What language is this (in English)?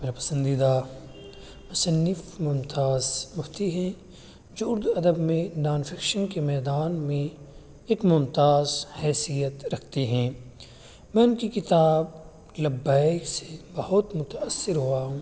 Urdu